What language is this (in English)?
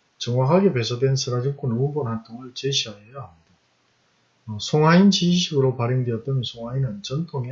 Korean